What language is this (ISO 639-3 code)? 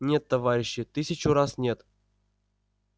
rus